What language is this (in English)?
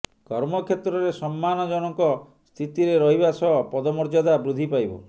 Odia